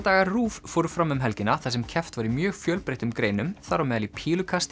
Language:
Icelandic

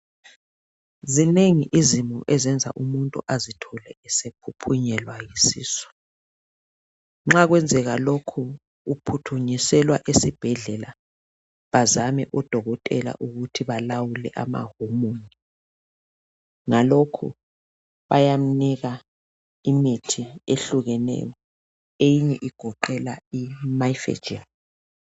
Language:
North Ndebele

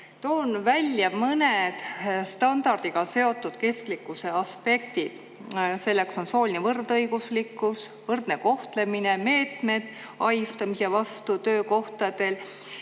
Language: Estonian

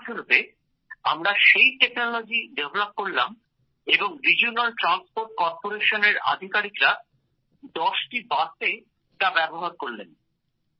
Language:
Bangla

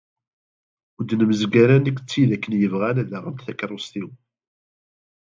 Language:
Kabyle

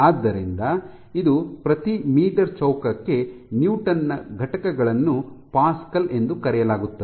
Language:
Kannada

